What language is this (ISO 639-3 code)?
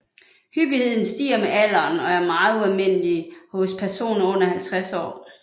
dan